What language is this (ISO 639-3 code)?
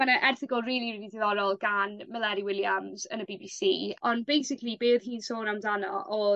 cym